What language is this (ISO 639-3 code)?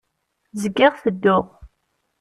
kab